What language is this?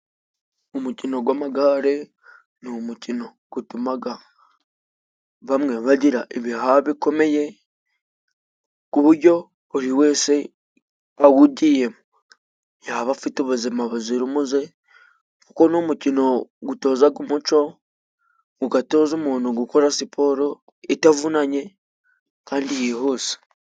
Kinyarwanda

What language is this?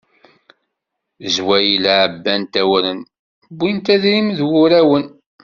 Kabyle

